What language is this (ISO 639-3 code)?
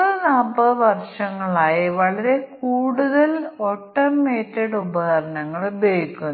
mal